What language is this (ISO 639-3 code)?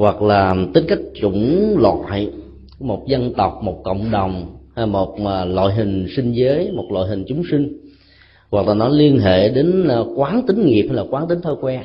vie